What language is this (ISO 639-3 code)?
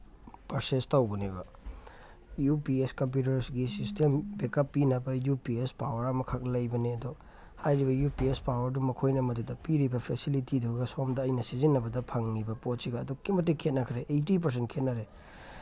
mni